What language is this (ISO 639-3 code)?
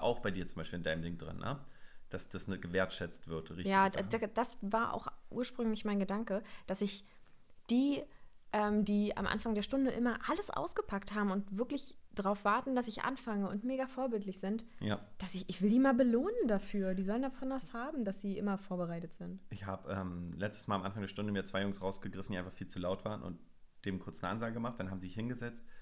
deu